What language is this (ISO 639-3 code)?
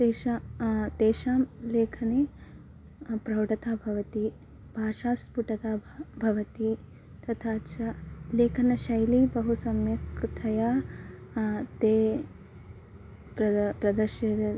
san